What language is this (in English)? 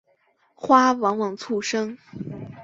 Chinese